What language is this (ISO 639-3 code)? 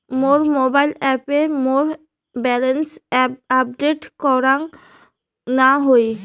ben